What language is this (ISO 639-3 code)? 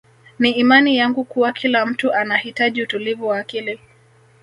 swa